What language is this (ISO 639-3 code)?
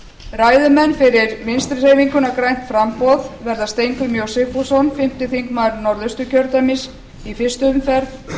isl